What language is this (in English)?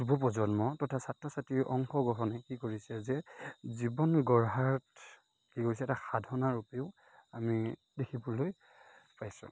Assamese